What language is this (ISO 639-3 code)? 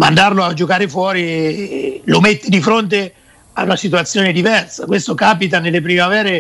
ita